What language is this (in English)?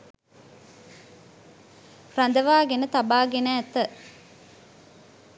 Sinhala